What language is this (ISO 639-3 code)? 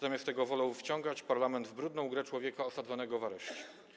pol